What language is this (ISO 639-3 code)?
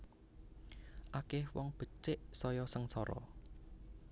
jav